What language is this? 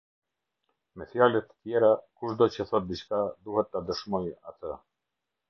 Albanian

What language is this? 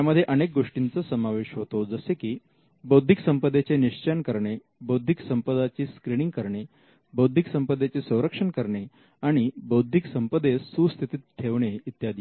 Marathi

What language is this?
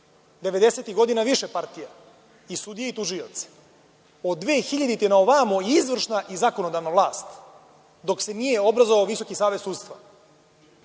Serbian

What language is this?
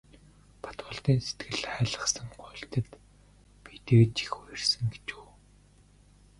Mongolian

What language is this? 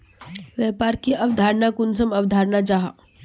Magahi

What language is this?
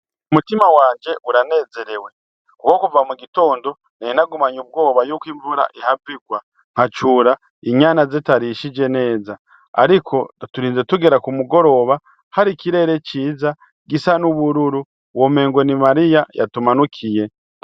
Rundi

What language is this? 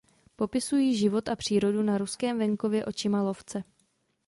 Czech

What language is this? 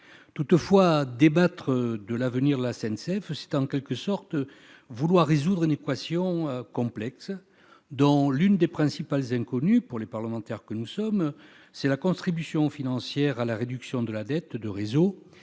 French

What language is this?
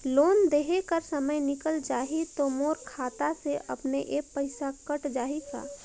Chhattisgarhi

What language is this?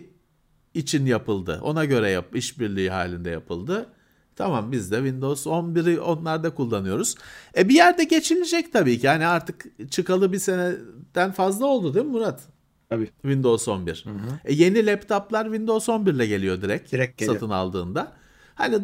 Turkish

